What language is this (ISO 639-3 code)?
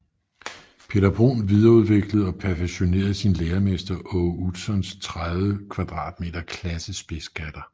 dan